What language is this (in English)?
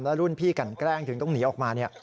Thai